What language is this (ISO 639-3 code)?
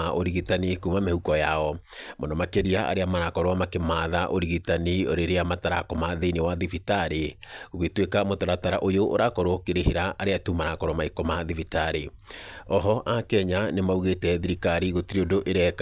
kik